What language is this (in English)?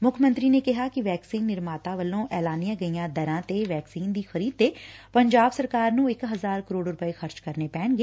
Punjabi